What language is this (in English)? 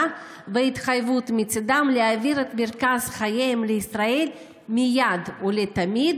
Hebrew